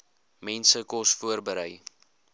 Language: Afrikaans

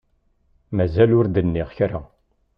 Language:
Kabyle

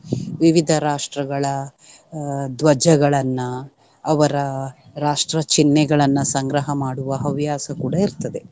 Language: Kannada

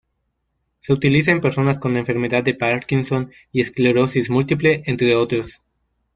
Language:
Spanish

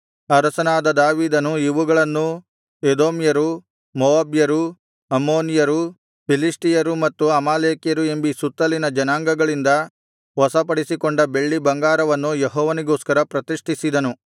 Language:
Kannada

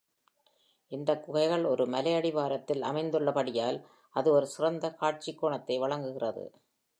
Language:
Tamil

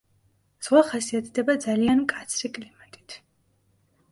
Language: Georgian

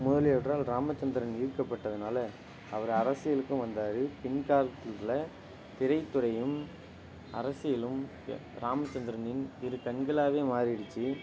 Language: Tamil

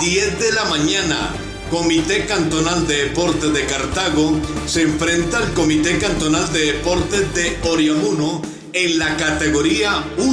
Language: Spanish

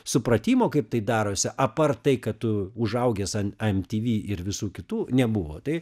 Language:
Lithuanian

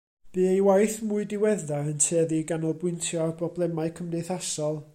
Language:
Welsh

